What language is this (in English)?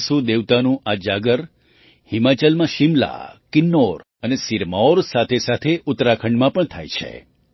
Gujarati